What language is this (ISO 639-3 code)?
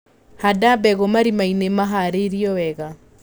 kik